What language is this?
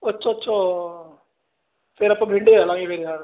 Punjabi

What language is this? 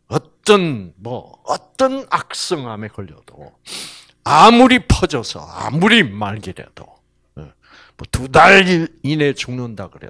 Korean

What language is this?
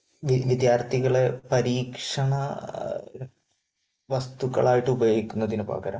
Malayalam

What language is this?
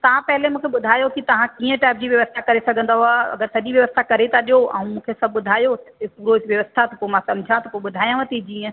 Sindhi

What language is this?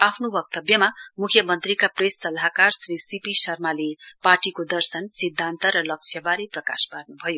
Nepali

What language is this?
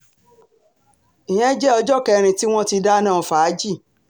Yoruba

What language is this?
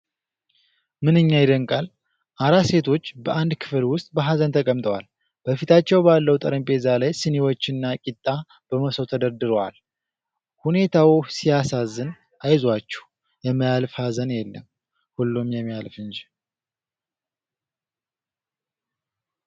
Amharic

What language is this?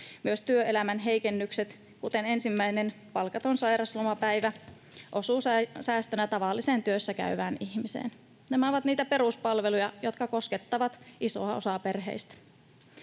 Finnish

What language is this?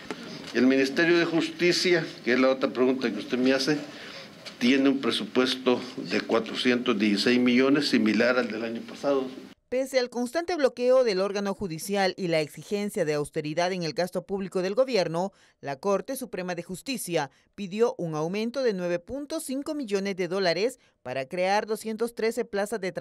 Spanish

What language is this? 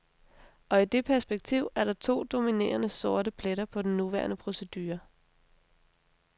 Danish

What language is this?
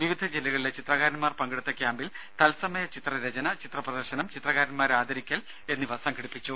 Malayalam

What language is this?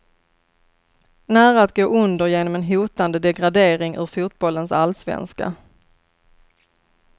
Swedish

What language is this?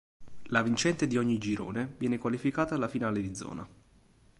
Italian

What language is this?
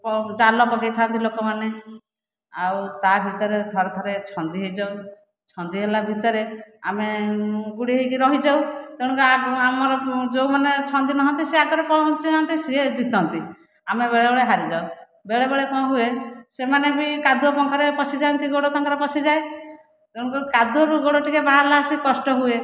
Odia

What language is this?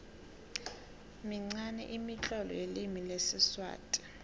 South Ndebele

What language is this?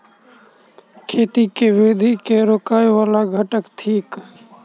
Maithili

